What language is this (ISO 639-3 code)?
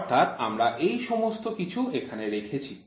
ben